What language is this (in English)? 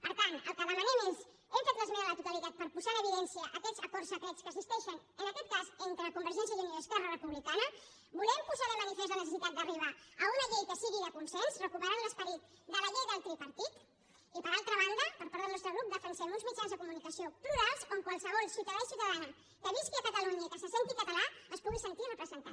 Catalan